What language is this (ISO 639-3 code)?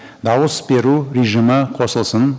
kaz